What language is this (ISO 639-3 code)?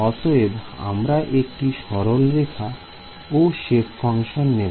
ben